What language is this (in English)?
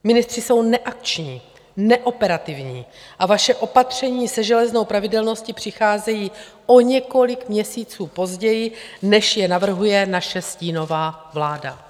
Czech